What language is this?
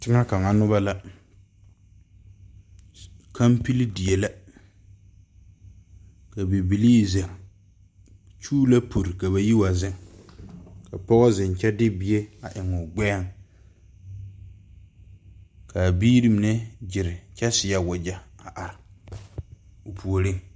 Southern Dagaare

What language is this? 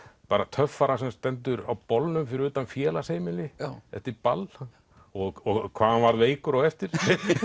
Icelandic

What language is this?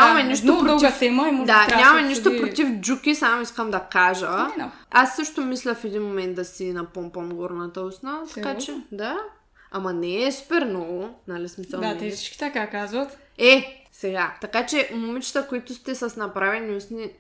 Bulgarian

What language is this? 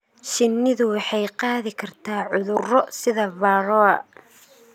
Somali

